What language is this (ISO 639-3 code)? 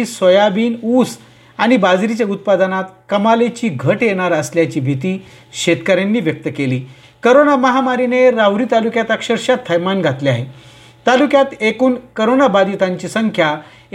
mar